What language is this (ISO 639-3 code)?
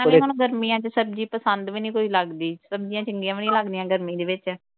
pan